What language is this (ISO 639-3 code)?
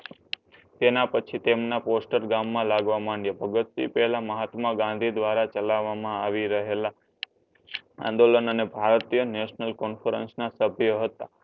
guj